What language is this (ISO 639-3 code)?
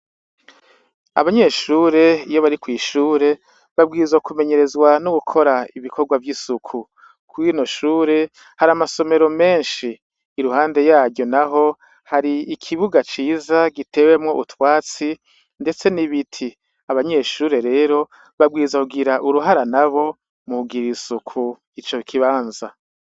run